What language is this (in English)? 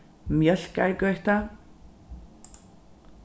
Faroese